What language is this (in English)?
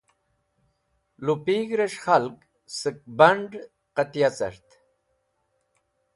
Wakhi